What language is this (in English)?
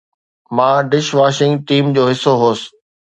Sindhi